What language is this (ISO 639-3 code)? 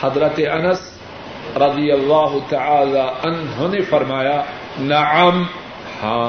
urd